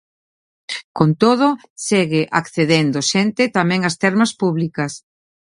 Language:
Galician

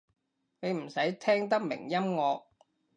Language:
Cantonese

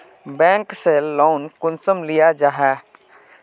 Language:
Magahi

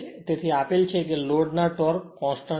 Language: Gujarati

